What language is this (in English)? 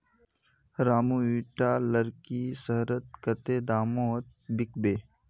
Magahi